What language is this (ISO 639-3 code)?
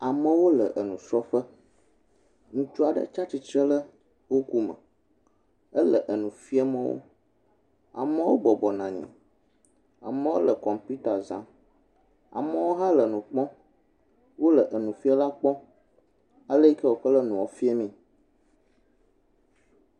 ewe